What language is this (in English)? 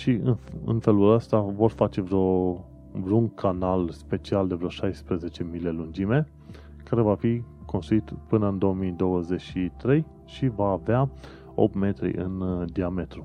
Romanian